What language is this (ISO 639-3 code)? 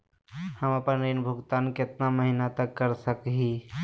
mag